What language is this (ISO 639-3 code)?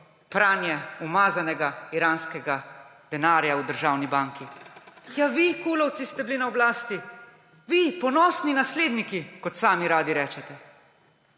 slv